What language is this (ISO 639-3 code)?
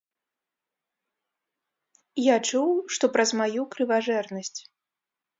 bel